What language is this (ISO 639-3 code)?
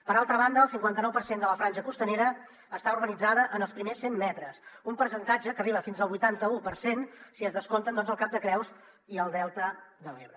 cat